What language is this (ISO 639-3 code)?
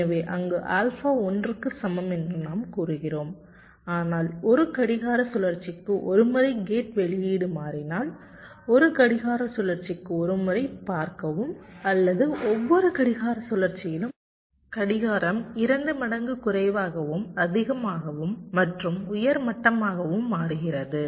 tam